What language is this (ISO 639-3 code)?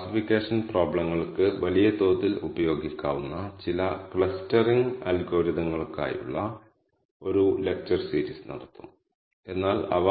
mal